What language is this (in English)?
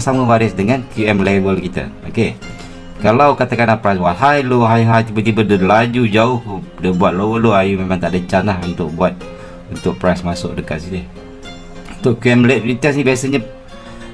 Malay